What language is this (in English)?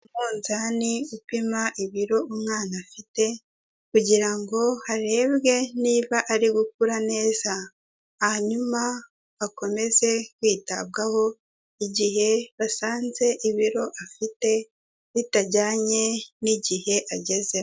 Kinyarwanda